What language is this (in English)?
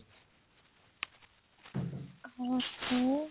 Odia